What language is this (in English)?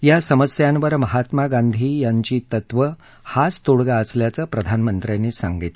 Marathi